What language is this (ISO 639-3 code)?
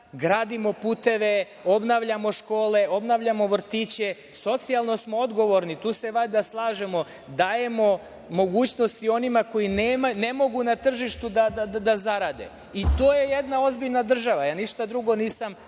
srp